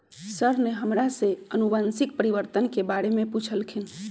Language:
Magahi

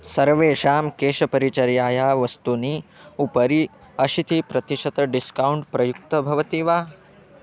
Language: Sanskrit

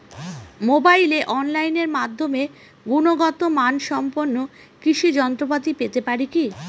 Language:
Bangla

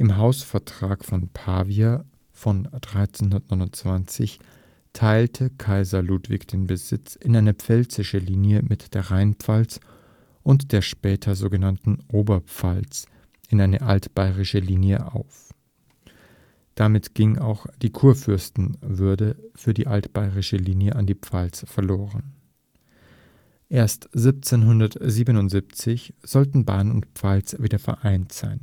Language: German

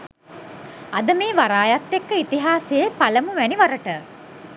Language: Sinhala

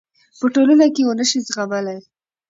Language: Pashto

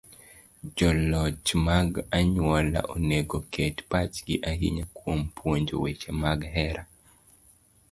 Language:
Luo (Kenya and Tanzania)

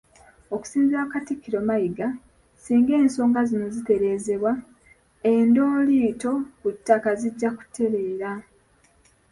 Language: Ganda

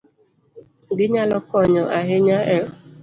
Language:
Luo (Kenya and Tanzania)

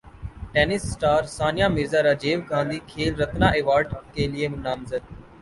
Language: Urdu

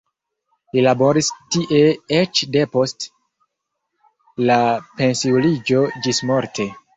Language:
Esperanto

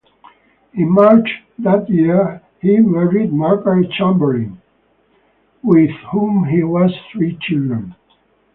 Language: English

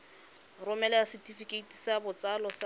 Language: Tswana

